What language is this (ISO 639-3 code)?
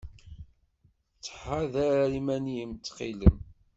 kab